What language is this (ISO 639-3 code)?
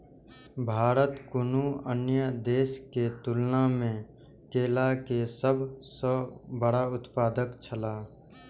mai